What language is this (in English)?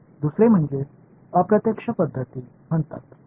Marathi